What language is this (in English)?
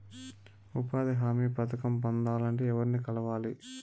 Telugu